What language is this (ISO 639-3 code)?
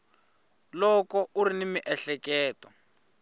tso